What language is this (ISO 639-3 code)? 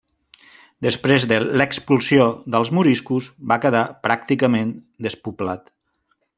cat